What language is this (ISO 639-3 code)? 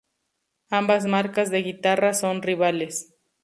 spa